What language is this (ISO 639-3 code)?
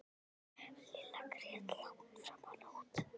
isl